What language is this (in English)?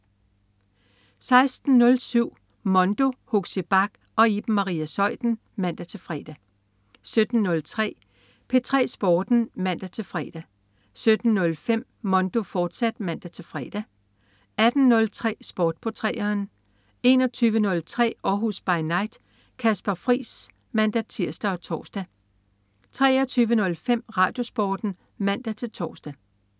Danish